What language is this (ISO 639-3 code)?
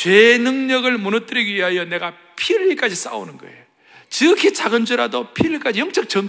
kor